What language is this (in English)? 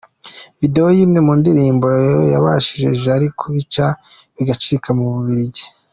Kinyarwanda